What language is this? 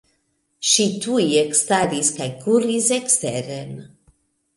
Esperanto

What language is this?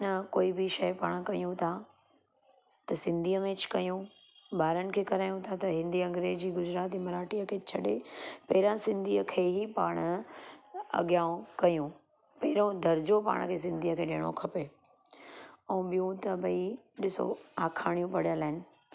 Sindhi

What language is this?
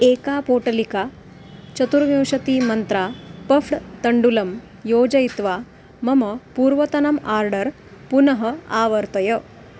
Sanskrit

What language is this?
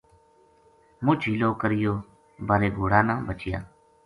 Gujari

